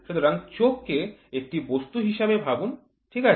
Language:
Bangla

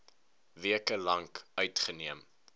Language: Afrikaans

